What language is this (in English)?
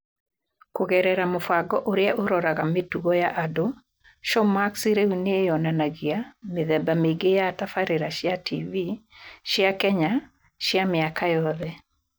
Kikuyu